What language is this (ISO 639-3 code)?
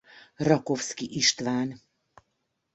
hun